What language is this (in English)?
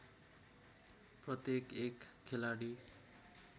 Nepali